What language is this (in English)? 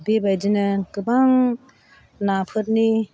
Bodo